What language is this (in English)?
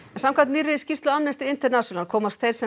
Icelandic